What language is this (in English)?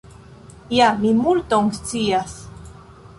Esperanto